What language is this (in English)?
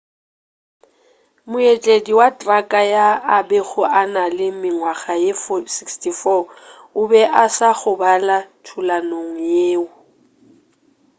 Northern Sotho